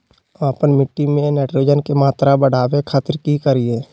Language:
Magahi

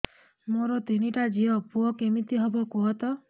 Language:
Odia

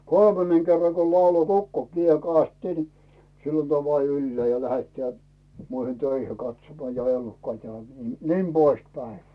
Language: Finnish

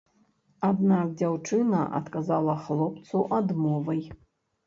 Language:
Belarusian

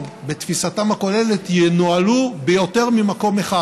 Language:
Hebrew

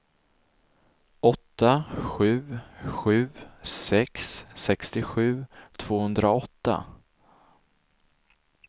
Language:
Swedish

